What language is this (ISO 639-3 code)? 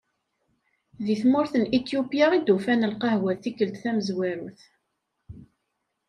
kab